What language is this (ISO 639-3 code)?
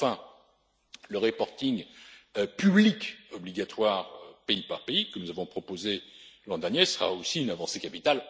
fra